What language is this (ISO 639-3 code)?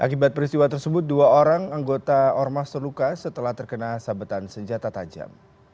ind